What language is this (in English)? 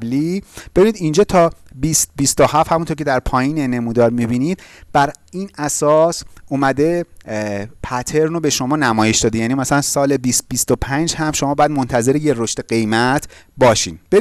Persian